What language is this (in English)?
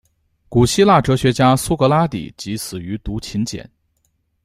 Chinese